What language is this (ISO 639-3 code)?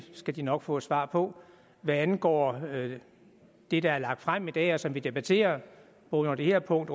dan